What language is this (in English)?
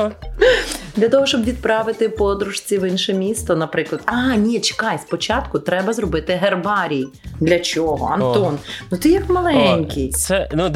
Ukrainian